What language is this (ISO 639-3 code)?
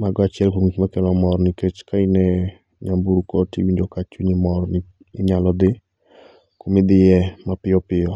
luo